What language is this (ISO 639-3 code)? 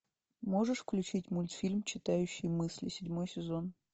rus